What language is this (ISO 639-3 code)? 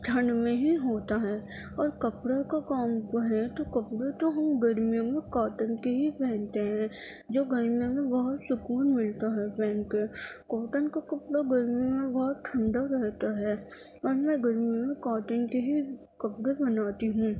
urd